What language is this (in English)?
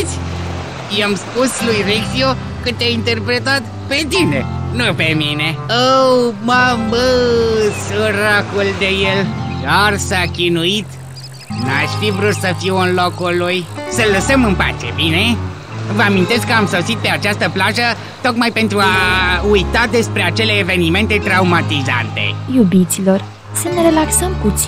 Romanian